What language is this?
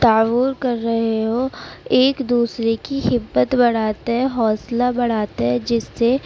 Urdu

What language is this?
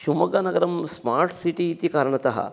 Sanskrit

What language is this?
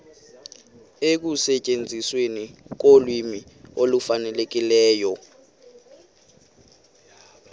Xhosa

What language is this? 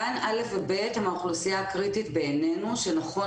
Hebrew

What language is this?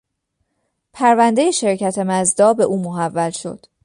Persian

